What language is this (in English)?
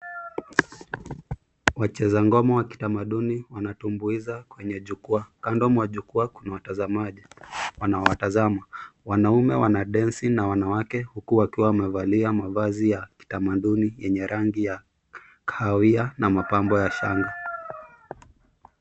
Swahili